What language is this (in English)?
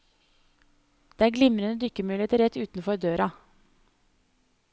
Norwegian